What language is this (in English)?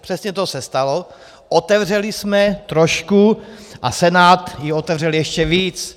Czech